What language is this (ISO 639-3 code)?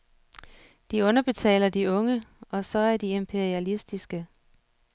dan